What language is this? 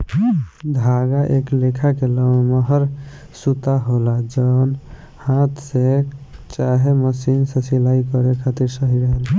Bhojpuri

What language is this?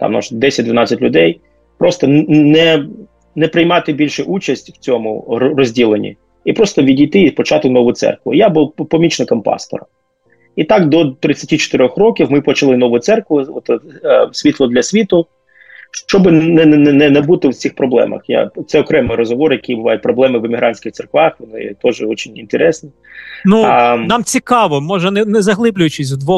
Ukrainian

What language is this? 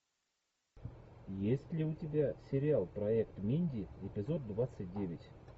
Russian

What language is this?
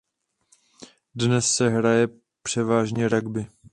Czech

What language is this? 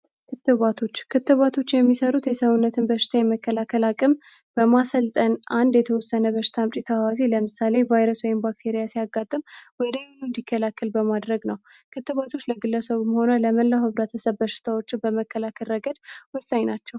Amharic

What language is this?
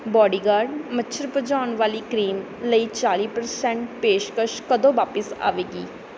Punjabi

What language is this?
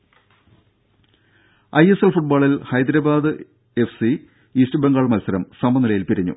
Malayalam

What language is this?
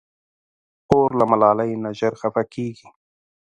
Pashto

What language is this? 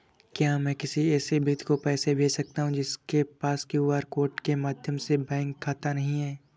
Hindi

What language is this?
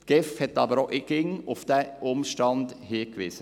Swiss German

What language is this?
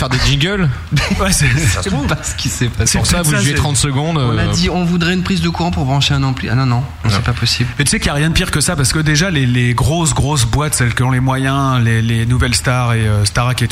French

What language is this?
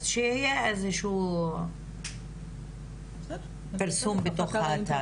Hebrew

